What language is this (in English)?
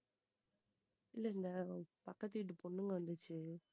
Tamil